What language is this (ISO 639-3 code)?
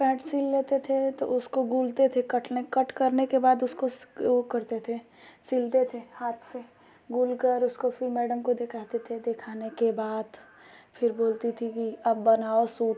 hin